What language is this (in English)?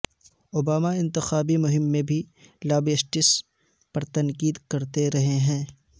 Urdu